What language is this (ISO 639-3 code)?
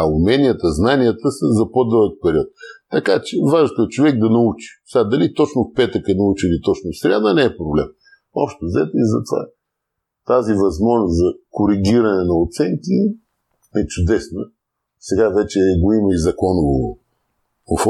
bul